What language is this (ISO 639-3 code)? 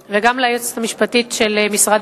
heb